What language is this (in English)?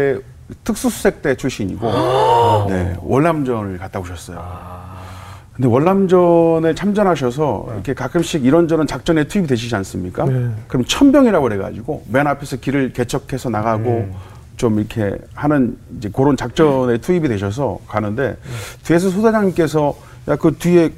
Korean